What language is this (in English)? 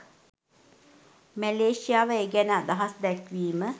Sinhala